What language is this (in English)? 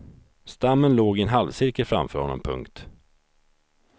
Swedish